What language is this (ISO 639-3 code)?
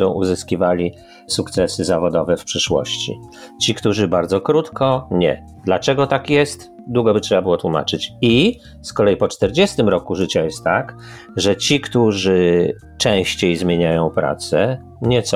pol